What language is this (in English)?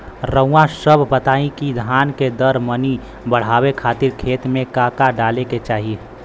Bhojpuri